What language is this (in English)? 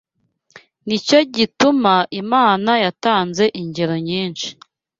Kinyarwanda